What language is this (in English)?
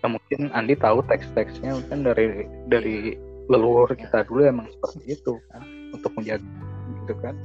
Indonesian